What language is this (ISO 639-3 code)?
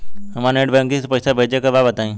bho